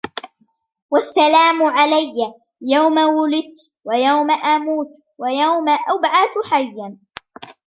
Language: Arabic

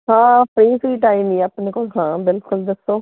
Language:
Punjabi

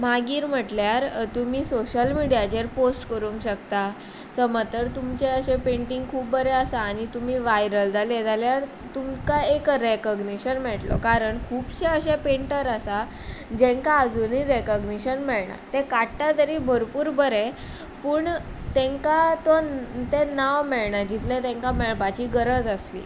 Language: Konkani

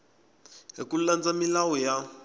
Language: Tsonga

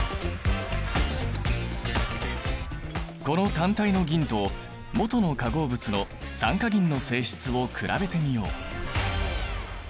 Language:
Japanese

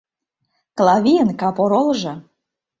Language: Mari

